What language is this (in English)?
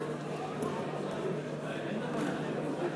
Hebrew